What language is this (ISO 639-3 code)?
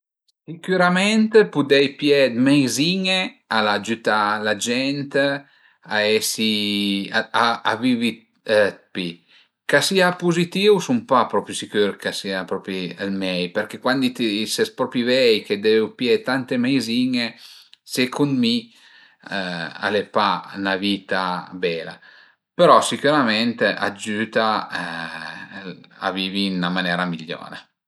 pms